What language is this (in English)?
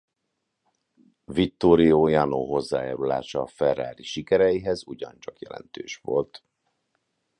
Hungarian